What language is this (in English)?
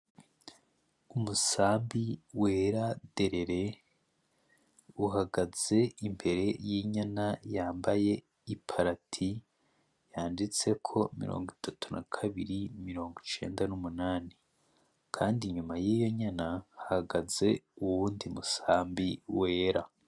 Rundi